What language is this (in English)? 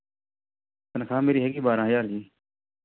Punjabi